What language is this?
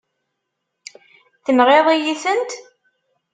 Kabyle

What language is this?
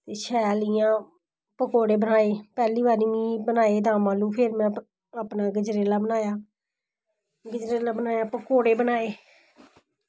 Dogri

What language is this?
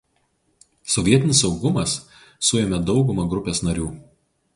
Lithuanian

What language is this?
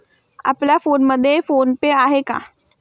Marathi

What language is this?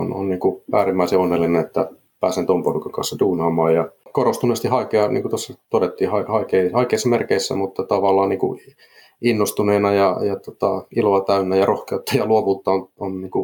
Finnish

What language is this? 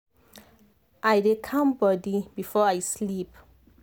Nigerian Pidgin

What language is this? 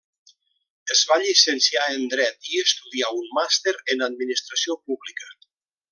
Catalan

